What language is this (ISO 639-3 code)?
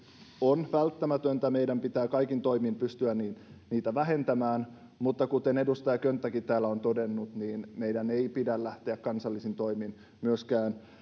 fin